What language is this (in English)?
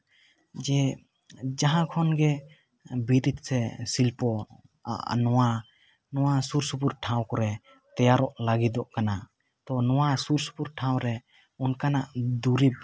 Santali